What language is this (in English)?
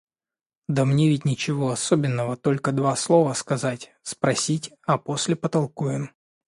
Russian